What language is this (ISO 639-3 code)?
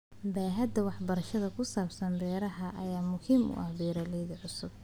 som